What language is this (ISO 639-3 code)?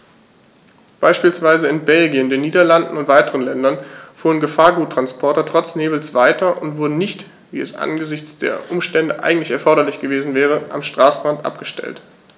deu